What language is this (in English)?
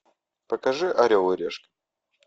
Russian